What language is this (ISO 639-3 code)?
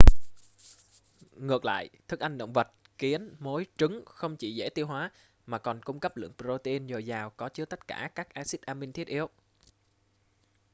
vie